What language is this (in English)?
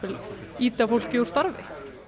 Icelandic